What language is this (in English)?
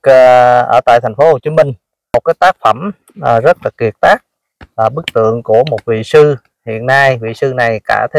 Vietnamese